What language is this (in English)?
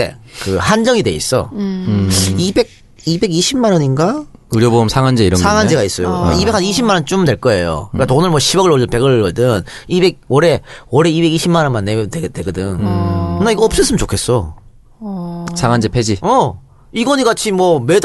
Korean